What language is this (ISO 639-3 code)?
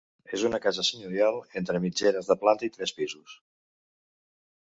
cat